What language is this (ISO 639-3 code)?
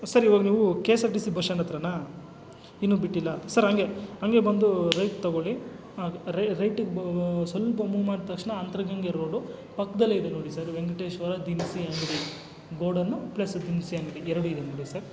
kan